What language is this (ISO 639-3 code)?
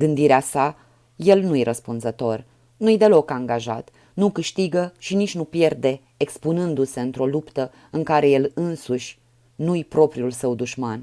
ron